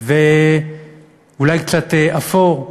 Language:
Hebrew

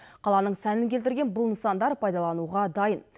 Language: Kazakh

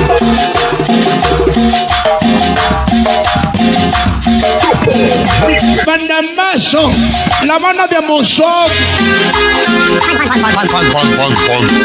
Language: Spanish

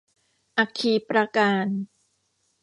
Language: Thai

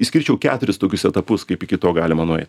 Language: Lithuanian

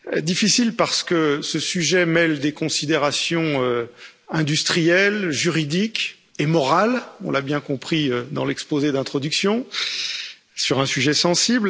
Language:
French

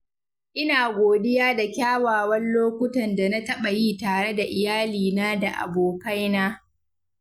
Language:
Hausa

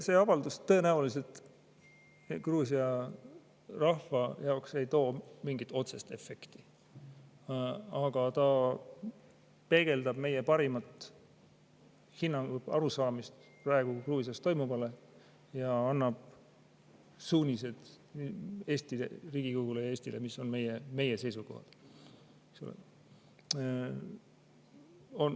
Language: Estonian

